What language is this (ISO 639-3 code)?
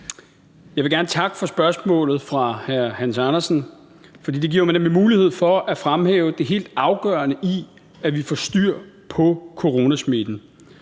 dan